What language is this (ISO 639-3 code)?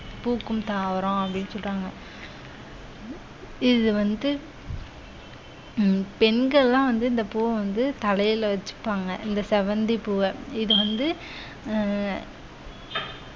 tam